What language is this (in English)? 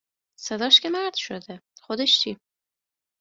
Persian